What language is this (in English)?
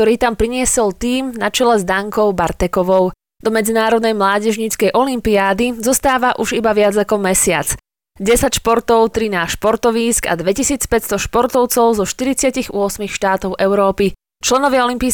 Slovak